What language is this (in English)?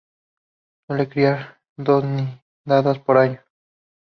Spanish